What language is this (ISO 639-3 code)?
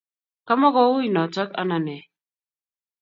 kln